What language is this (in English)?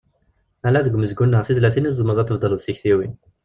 Kabyle